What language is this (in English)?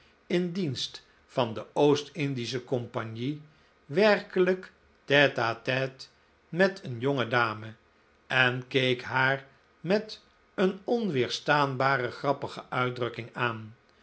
Dutch